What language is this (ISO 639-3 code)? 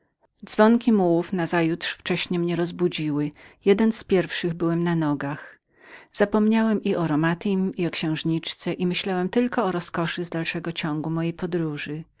pol